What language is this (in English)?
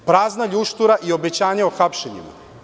Serbian